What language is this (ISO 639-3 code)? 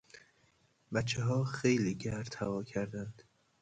fas